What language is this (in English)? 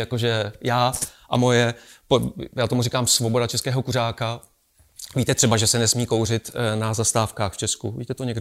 Czech